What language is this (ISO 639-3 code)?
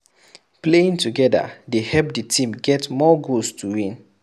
pcm